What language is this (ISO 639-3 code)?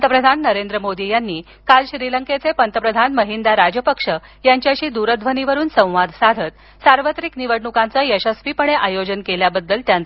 mar